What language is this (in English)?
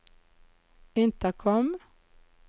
Norwegian